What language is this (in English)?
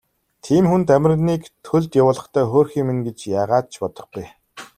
Mongolian